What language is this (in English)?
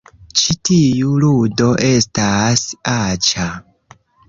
Esperanto